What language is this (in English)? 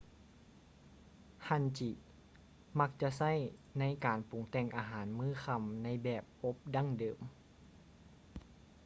Lao